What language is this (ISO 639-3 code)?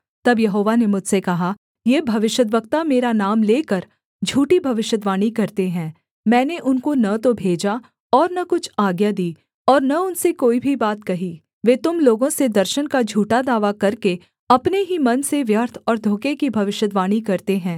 hin